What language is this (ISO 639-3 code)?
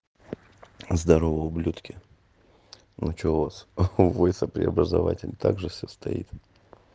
rus